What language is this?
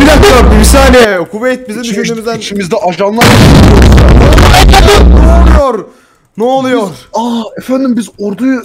Turkish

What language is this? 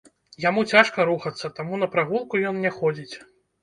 Belarusian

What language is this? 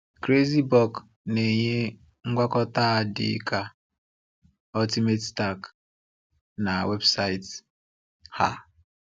Igbo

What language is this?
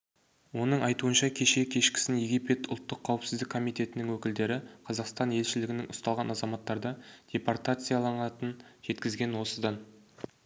Kazakh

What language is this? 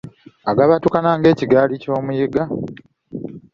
Ganda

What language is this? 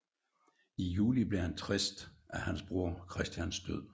Danish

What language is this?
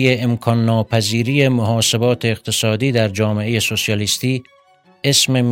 Persian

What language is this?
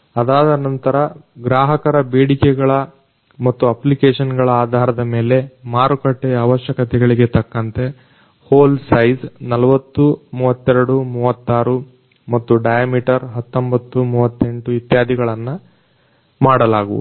Kannada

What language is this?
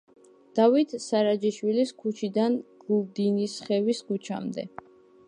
Georgian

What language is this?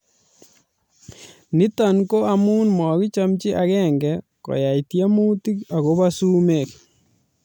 Kalenjin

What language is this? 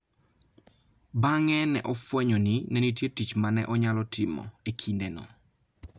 Luo (Kenya and Tanzania)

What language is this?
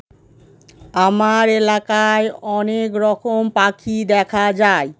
Bangla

